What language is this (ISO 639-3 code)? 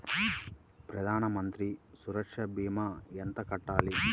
tel